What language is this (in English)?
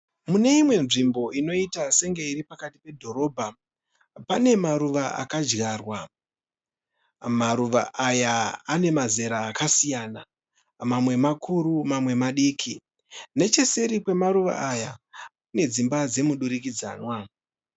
Shona